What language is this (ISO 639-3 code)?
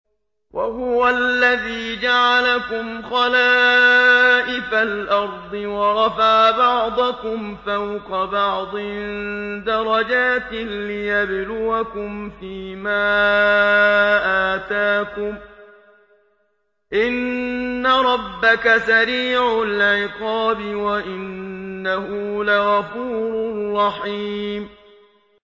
ara